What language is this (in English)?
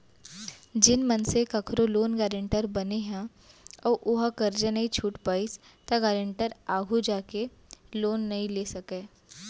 Chhattisgarhi